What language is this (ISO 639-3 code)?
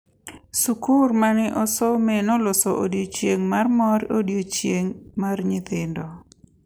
luo